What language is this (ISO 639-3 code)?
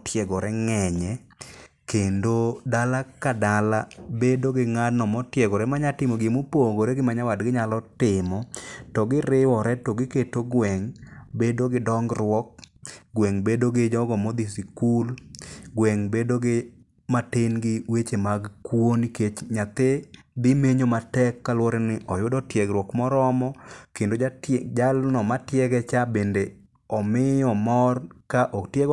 luo